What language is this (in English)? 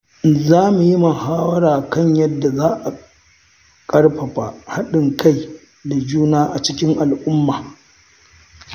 Hausa